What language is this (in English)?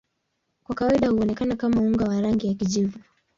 Swahili